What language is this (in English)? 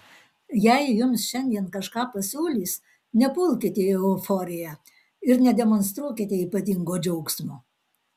Lithuanian